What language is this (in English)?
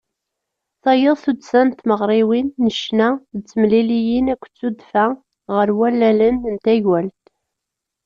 Kabyle